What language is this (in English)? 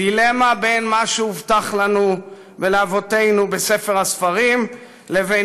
Hebrew